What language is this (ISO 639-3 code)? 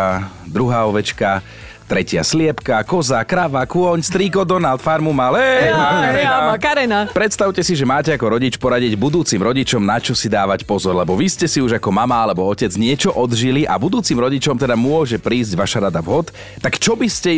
slk